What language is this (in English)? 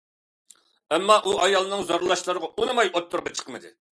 Uyghur